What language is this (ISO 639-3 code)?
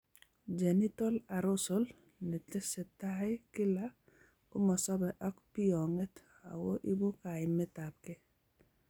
kln